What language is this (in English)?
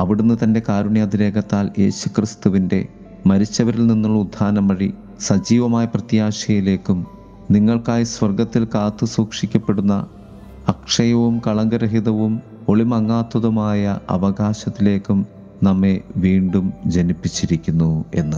Malayalam